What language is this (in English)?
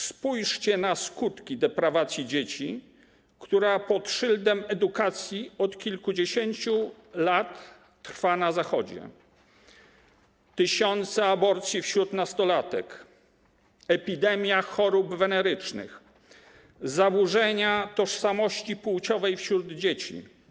Polish